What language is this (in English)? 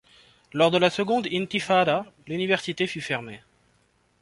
French